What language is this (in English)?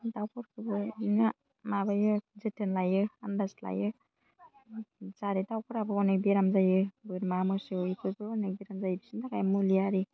Bodo